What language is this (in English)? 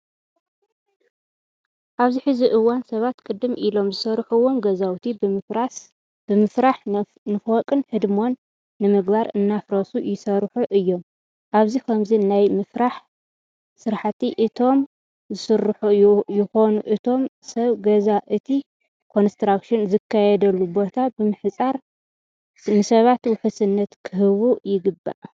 Tigrinya